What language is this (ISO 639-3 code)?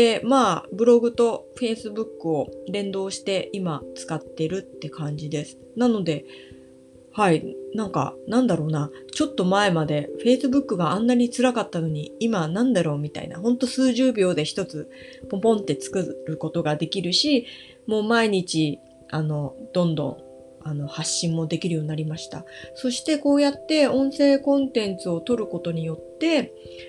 jpn